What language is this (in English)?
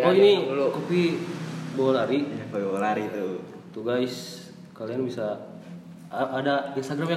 Indonesian